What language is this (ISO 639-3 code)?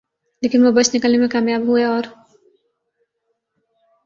urd